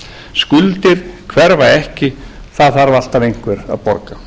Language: Icelandic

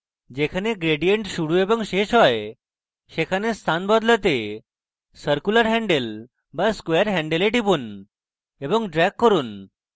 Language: Bangla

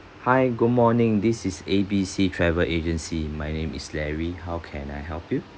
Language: English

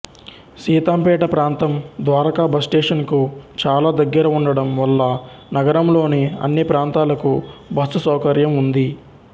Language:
Telugu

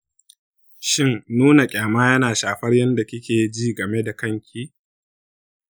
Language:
Hausa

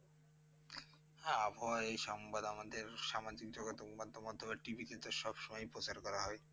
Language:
Bangla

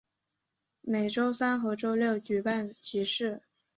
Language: Chinese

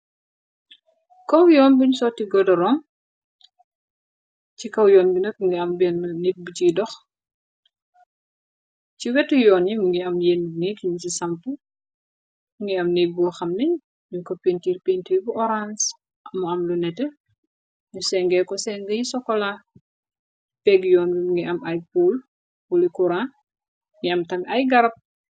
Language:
Wolof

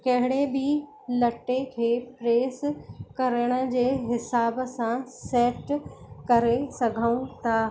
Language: Sindhi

